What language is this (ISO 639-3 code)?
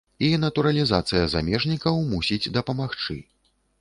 bel